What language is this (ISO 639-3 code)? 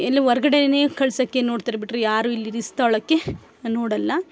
kan